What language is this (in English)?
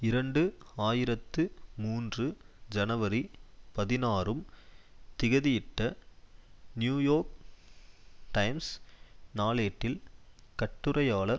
Tamil